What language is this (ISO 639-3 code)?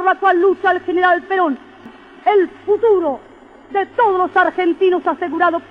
spa